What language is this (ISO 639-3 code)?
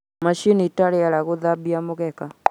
kik